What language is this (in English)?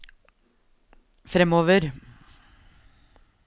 Norwegian